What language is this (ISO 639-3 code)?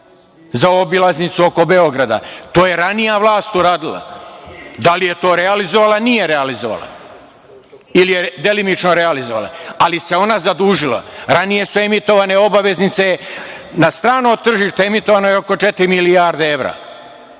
srp